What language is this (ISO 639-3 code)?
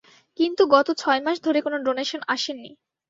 ben